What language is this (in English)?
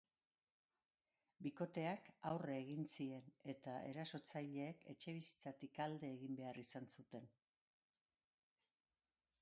Basque